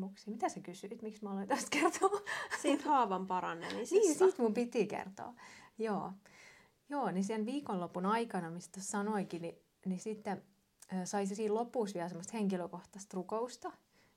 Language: Finnish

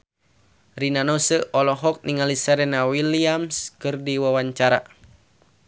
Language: Sundanese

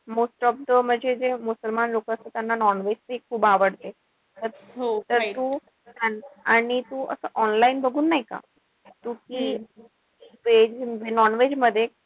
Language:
Marathi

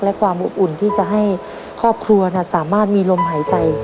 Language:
Thai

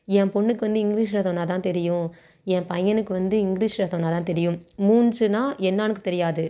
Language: Tamil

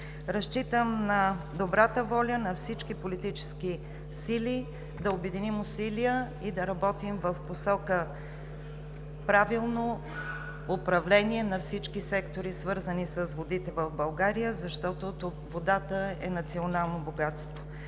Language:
Bulgarian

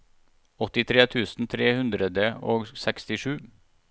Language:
Norwegian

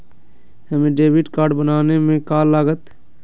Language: Magahi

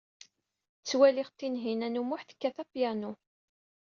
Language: Kabyle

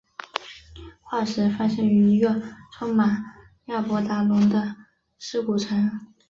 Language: Chinese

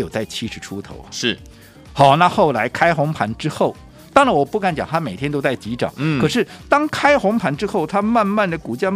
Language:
Chinese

